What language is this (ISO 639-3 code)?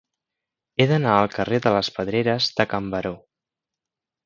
cat